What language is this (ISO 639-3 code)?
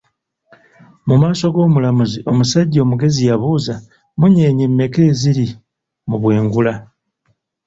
lug